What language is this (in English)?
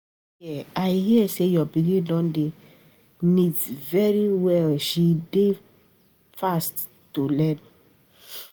Nigerian Pidgin